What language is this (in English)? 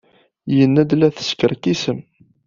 Kabyle